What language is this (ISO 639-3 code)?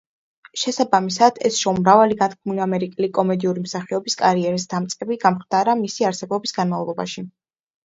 kat